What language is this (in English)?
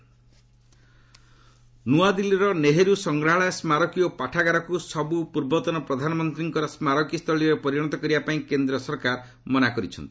Odia